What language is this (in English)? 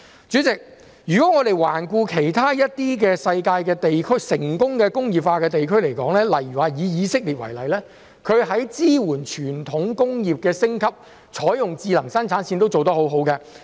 Cantonese